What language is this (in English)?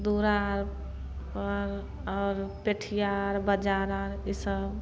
Maithili